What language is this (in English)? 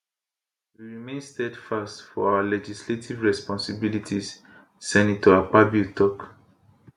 Nigerian Pidgin